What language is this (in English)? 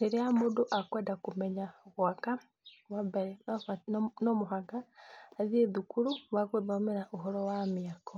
Kikuyu